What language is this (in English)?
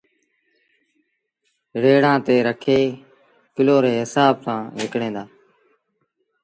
Sindhi Bhil